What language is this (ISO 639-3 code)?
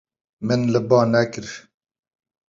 kur